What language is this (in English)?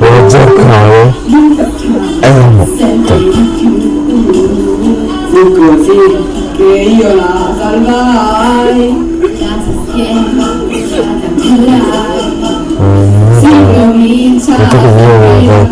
Italian